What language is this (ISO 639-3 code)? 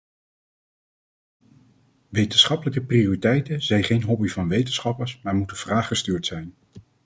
nld